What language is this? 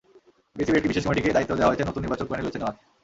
Bangla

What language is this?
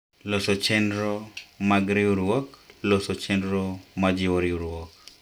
Luo (Kenya and Tanzania)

